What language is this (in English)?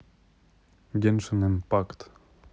Russian